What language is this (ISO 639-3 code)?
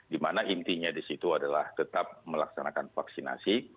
ind